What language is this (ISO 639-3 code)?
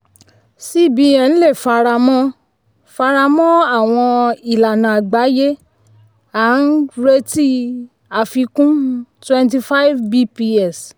yor